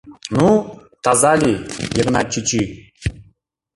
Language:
Mari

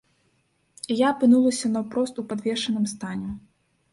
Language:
Belarusian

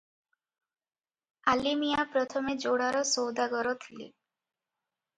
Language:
Odia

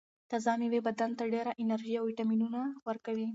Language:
Pashto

